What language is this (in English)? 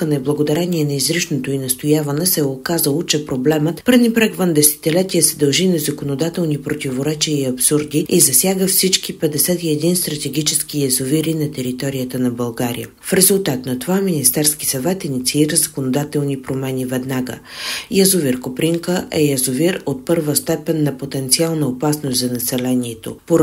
Bulgarian